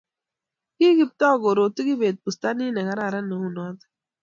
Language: Kalenjin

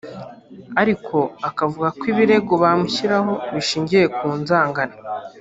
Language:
Kinyarwanda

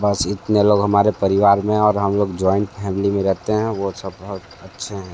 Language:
Hindi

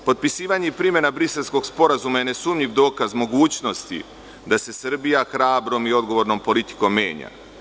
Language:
Serbian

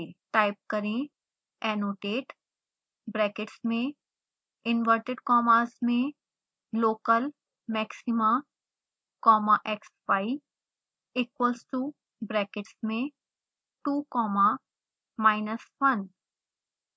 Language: Hindi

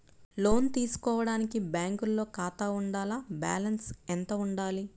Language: Telugu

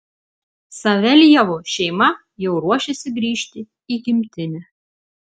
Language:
Lithuanian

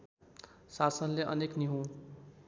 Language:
Nepali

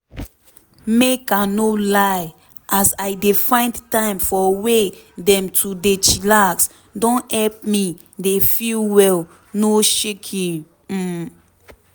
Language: Nigerian Pidgin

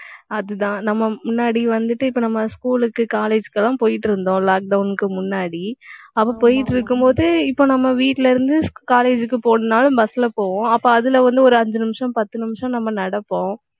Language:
Tamil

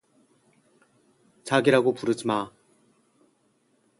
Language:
Korean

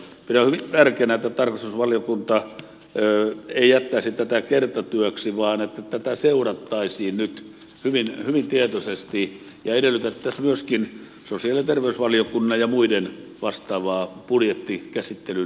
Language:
Finnish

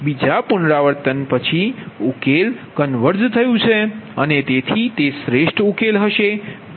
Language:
Gujarati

